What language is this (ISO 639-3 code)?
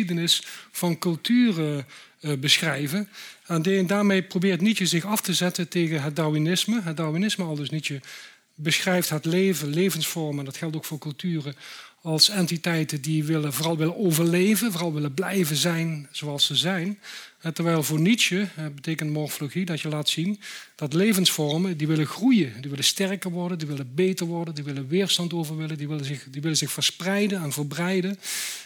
nld